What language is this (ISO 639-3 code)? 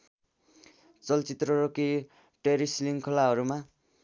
nep